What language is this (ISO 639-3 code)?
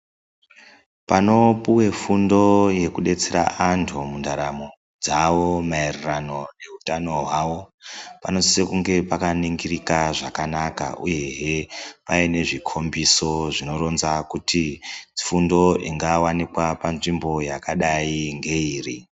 ndc